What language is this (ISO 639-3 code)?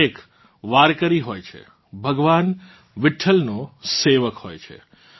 guj